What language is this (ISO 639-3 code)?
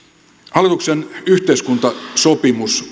fin